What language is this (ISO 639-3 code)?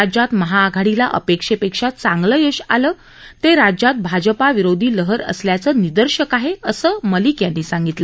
mar